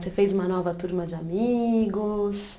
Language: Portuguese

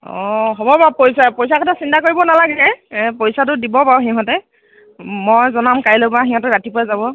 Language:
Assamese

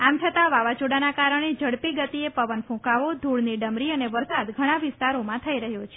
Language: Gujarati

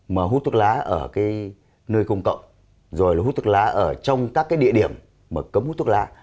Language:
Vietnamese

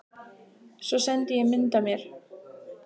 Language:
Icelandic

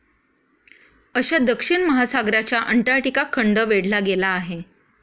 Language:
Marathi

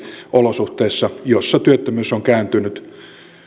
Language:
Finnish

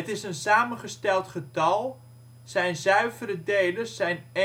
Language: Dutch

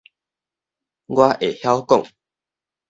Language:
Min Nan Chinese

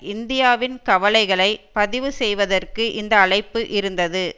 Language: Tamil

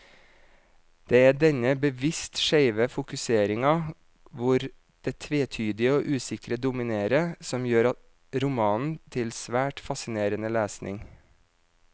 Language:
Norwegian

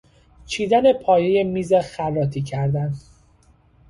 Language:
Persian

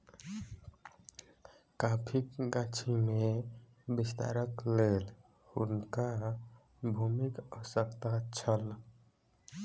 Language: Maithili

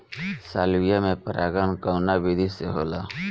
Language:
Bhojpuri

